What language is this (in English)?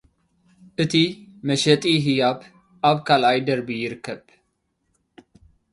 Tigrinya